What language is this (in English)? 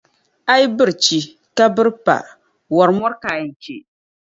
Dagbani